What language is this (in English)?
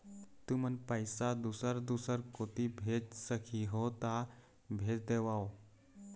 Chhattisgarhi